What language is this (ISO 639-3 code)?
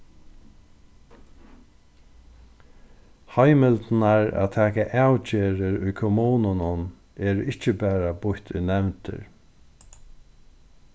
fao